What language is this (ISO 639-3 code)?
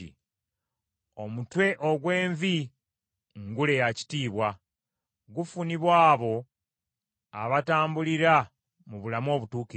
lug